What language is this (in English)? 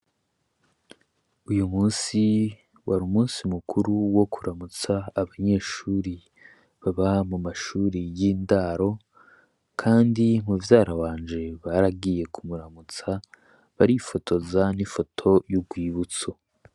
Rundi